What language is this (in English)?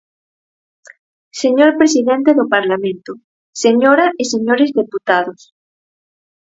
Galician